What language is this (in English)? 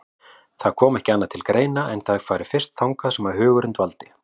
Icelandic